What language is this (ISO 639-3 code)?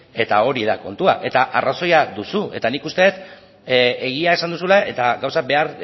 eus